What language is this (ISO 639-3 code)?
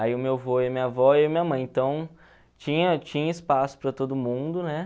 por